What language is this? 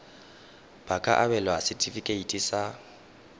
Tswana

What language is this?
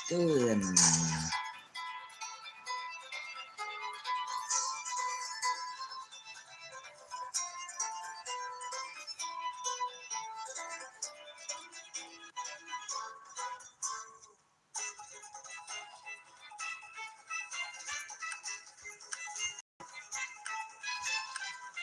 Indonesian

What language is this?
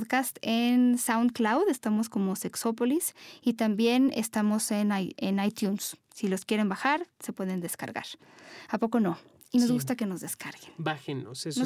Spanish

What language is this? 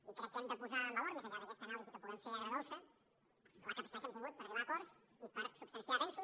Catalan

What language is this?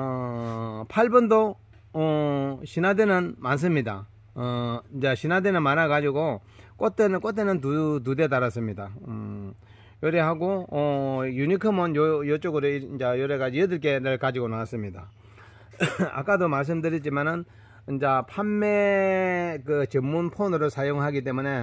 Korean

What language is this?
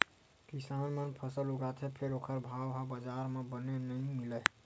Chhattisgarhi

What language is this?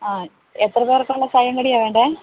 Malayalam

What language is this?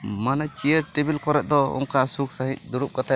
Santali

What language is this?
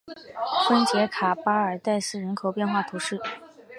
Chinese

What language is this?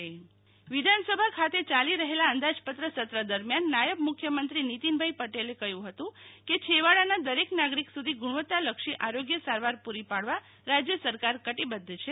Gujarati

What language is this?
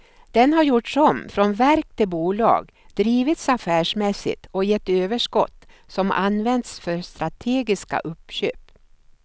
Swedish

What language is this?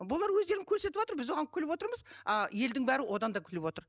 Kazakh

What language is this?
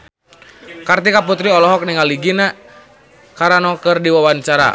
Sundanese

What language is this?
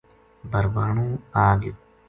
Gujari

